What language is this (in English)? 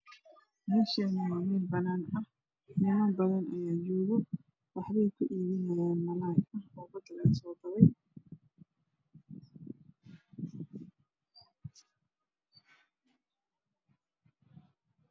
Somali